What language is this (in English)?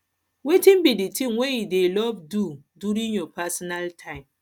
Nigerian Pidgin